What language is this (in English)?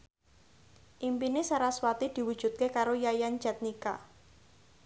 Javanese